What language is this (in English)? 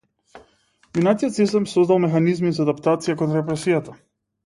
Macedonian